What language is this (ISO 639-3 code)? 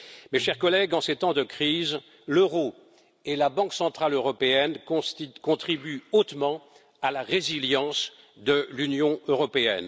fra